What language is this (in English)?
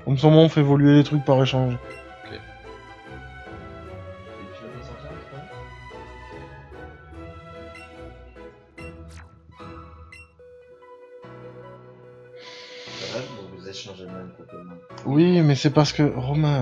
French